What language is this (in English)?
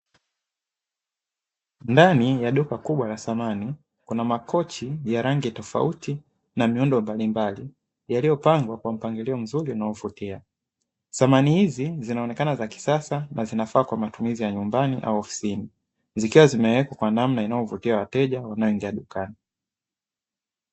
Swahili